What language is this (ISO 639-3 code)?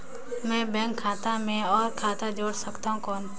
hne